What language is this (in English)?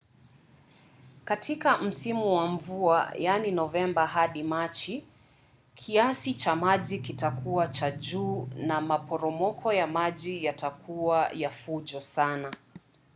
Swahili